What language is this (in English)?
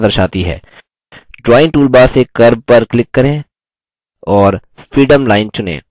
Hindi